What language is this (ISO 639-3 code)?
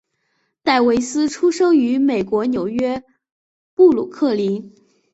zho